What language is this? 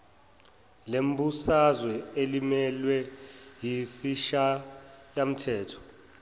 Zulu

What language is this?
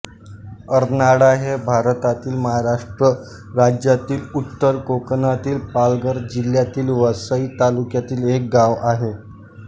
Marathi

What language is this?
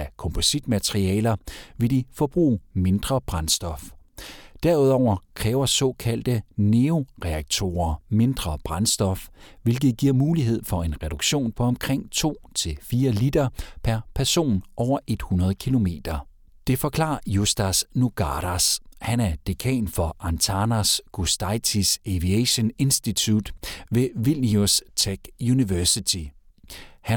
Danish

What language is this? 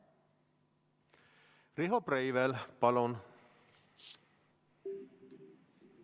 Estonian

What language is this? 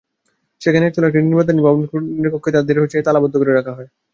Bangla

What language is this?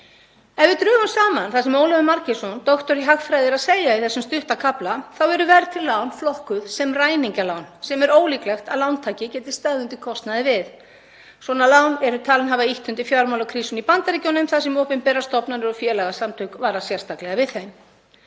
Icelandic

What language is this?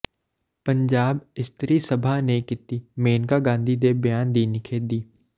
Punjabi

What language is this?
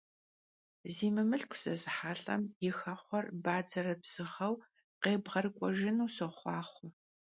Kabardian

